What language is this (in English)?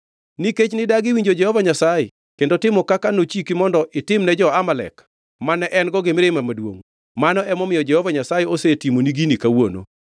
Luo (Kenya and Tanzania)